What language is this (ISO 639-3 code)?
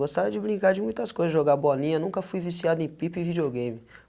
por